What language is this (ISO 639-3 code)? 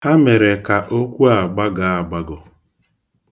ibo